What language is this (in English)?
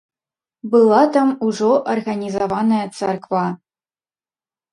Belarusian